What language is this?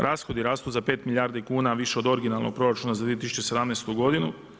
Croatian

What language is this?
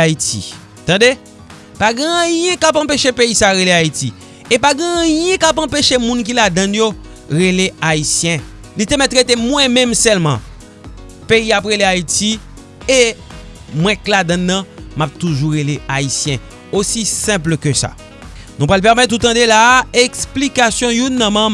French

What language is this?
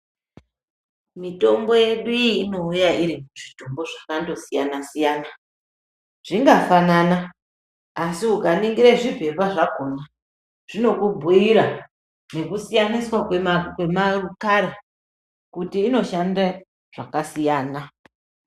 Ndau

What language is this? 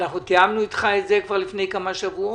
Hebrew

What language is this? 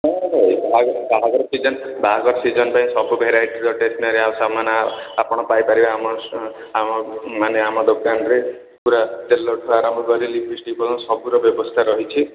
Odia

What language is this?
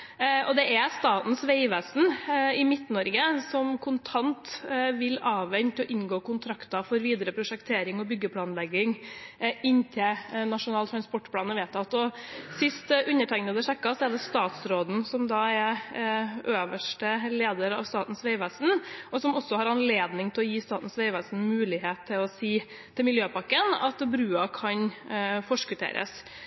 Norwegian Bokmål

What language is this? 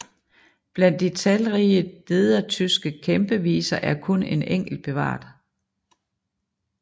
Danish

